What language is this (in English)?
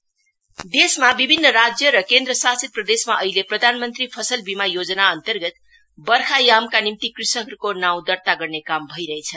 Nepali